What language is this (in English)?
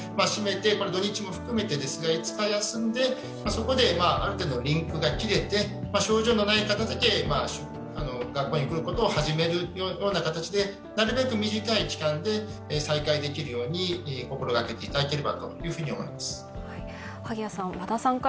Japanese